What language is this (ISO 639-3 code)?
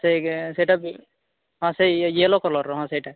ori